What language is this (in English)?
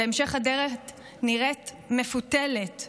Hebrew